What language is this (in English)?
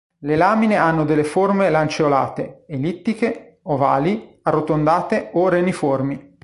Italian